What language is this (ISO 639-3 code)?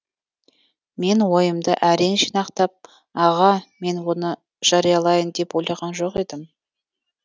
kaz